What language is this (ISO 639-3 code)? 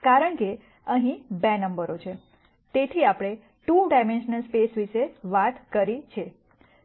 guj